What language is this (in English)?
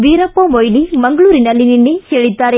Kannada